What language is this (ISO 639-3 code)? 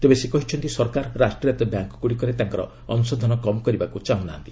ori